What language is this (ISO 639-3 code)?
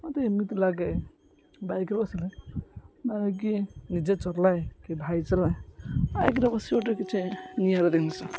ori